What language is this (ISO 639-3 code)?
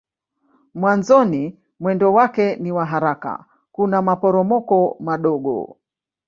swa